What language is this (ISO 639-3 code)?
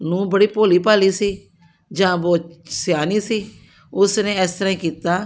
pan